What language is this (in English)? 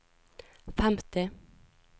Norwegian